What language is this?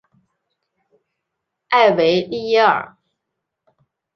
Chinese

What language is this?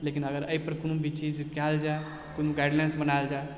Maithili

